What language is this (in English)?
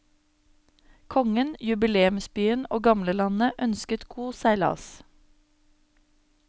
Norwegian